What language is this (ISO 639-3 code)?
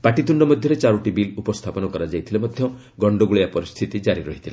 ori